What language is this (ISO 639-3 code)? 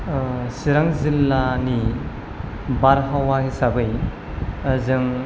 brx